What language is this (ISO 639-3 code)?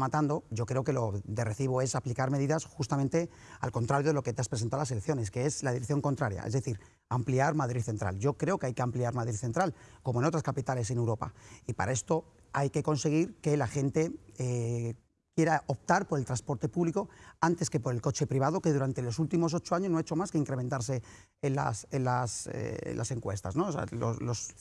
spa